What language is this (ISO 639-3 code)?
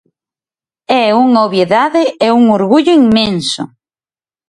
glg